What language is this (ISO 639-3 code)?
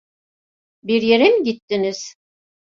tur